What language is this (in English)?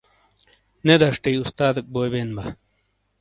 Shina